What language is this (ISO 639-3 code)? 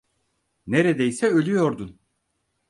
tur